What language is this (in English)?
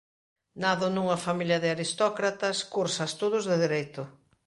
Galician